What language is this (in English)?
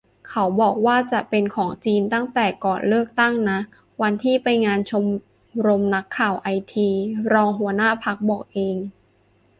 Thai